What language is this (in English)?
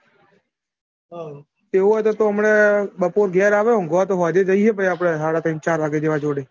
Gujarati